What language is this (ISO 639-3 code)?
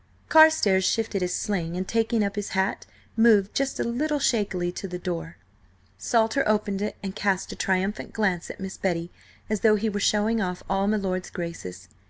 eng